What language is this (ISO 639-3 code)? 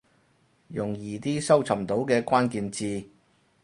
yue